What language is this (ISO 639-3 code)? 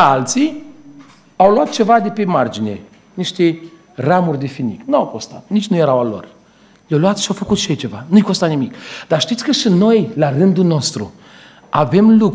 ron